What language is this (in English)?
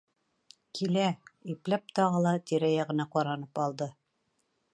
Bashkir